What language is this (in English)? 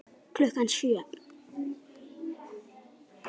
Icelandic